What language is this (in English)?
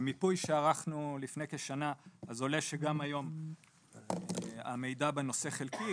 Hebrew